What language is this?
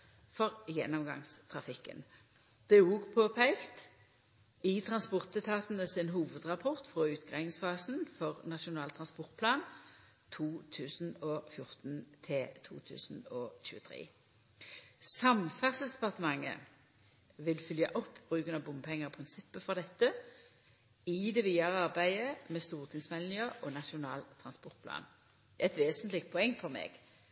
Norwegian Nynorsk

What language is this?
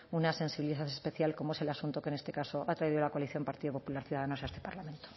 Spanish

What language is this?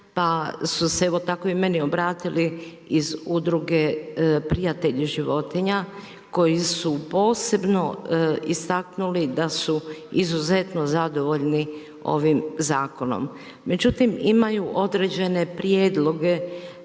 Croatian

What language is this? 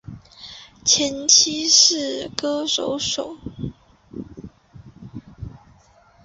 Chinese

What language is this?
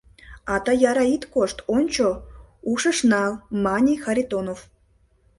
Mari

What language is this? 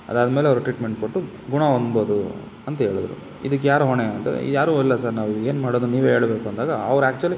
Kannada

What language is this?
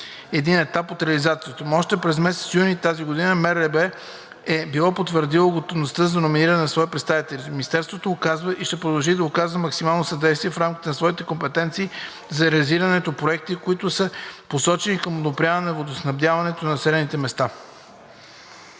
Bulgarian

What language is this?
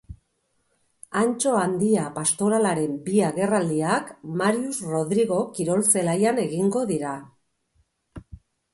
Basque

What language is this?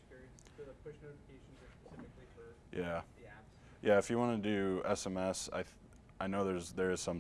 English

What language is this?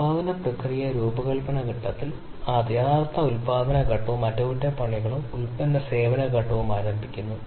Malayalam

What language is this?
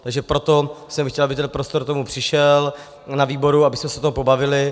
Czech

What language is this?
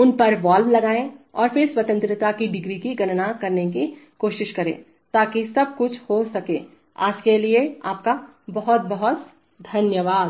Hindi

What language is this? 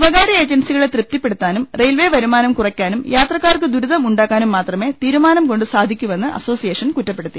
Malayalam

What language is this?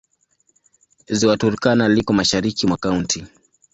Swahili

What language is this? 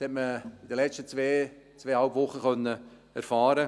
Swiss German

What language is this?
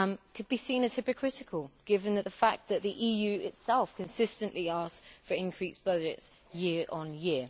English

